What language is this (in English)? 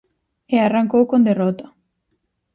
Galician